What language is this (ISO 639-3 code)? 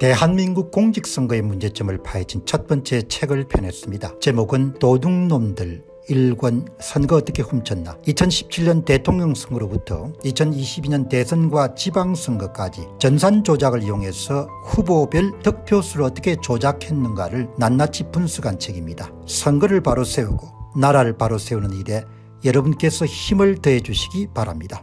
kor